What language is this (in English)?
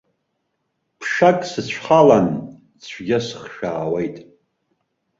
Abkhazian